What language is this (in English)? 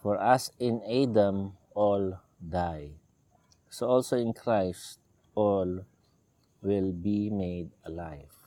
Filipino